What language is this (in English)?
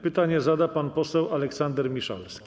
Polish